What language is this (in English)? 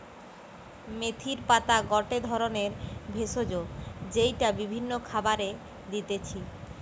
Bangla